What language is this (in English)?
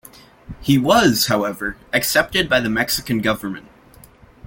English